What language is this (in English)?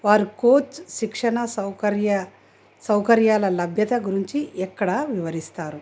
Telugu